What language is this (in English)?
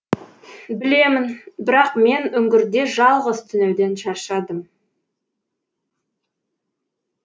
Kazakh